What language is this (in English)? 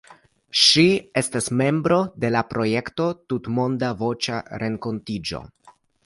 Esperanto